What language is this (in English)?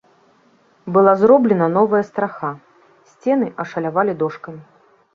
Belarusian